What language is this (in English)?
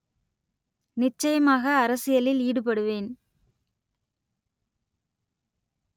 Tamil